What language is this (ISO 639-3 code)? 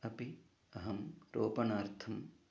san